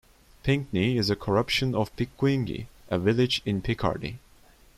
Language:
English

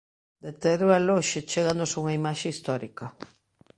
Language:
Galician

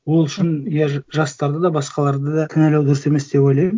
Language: Kazakh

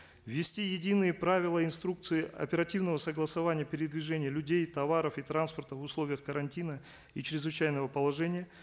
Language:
Kazakh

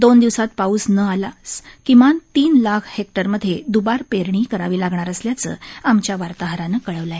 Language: Marathi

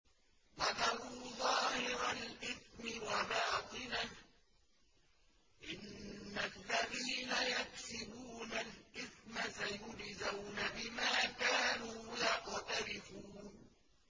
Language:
Arabic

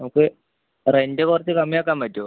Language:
Malayalam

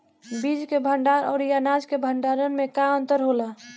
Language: Bhojpuri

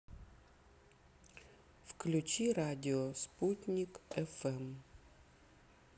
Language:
Russian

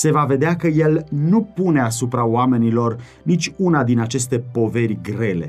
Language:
Romanian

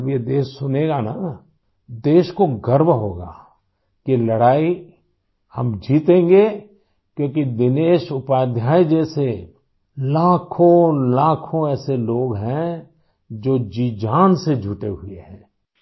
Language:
Urdu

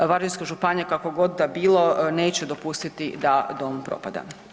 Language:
Croatian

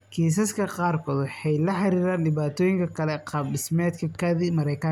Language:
Somali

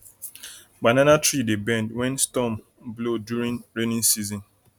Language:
Nigerian Pidgin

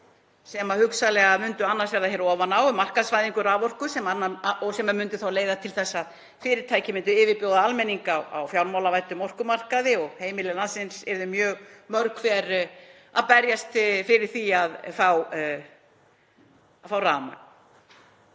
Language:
Icelandic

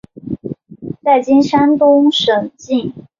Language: Chinese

